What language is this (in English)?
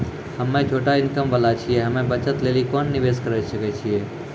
Maithili